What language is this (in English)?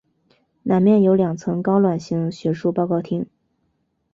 Chinese